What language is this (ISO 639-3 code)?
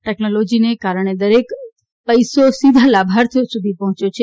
guj